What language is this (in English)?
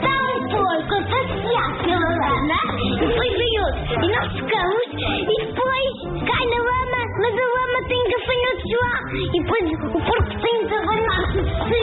Portuguese